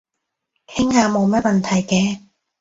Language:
Cantonese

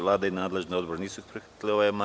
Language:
Serbian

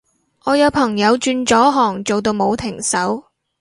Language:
Cantonese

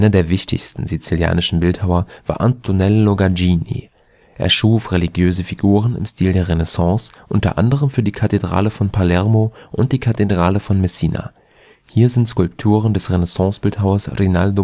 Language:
German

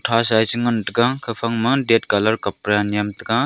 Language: Wancho Naga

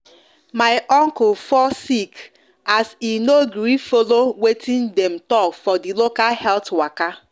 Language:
Nigerian Pidgin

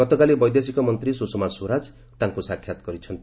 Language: Odia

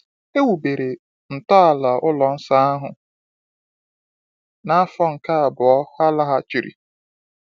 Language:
Igbo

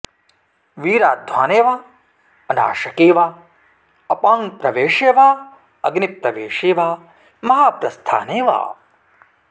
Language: Sanskrit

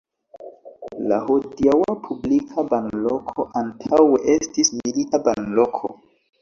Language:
Esperanto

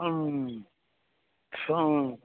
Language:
Maithili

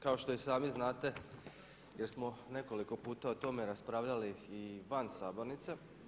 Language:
Croatian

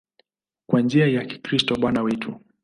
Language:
Swahili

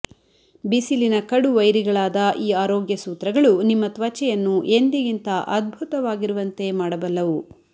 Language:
Kannada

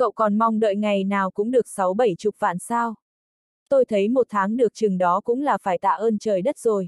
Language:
Vietnamese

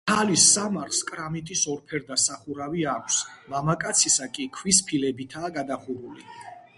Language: Georgian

